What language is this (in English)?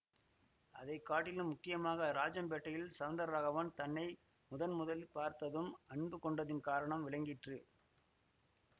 Tamil